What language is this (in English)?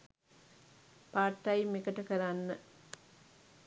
Sinhala